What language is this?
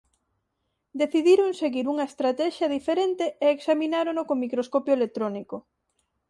Galician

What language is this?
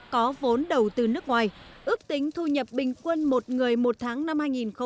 Vietnamese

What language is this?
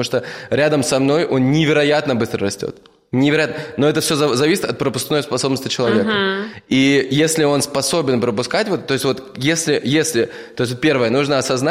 Russian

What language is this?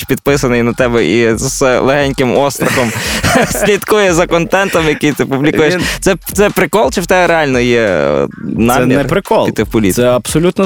Ukrainian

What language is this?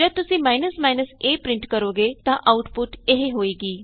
Punjabi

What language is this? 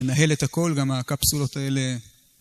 Hebrew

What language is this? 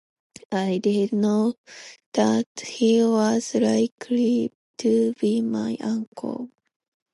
English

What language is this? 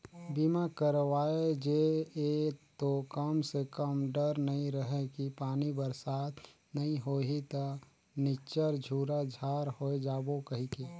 Chhattisgarhi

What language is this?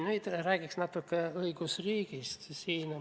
Estonian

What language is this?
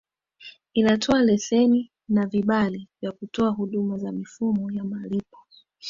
Swahili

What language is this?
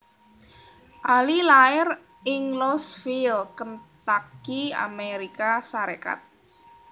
Javanese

